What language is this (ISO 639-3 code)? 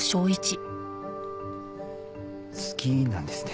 jpn